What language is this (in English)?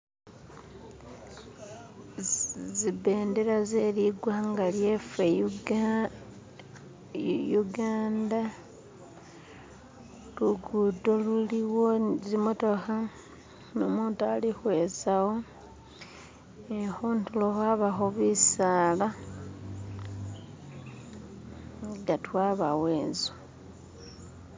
Masaaba